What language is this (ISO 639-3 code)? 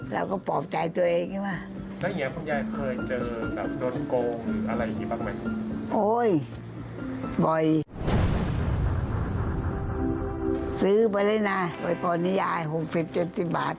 tha